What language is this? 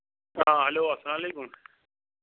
Kashmiri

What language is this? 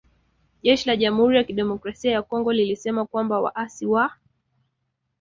Swahili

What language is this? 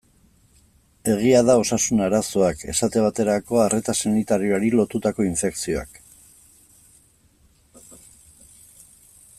Basque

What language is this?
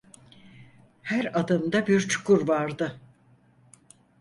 Turkish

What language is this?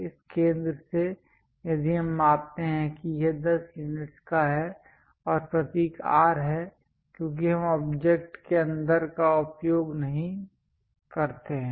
Hindi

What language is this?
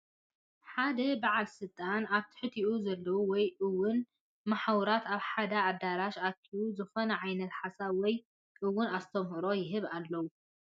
Tigrinya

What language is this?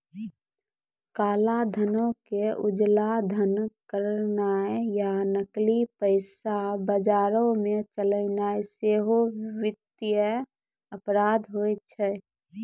Maithili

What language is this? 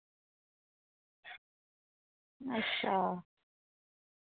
Dogri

